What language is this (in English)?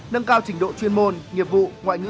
Vietnamese